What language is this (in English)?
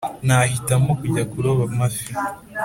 Kinyarwanda